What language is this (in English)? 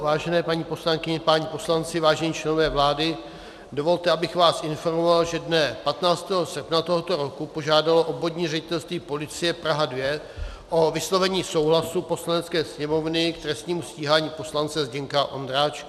Czech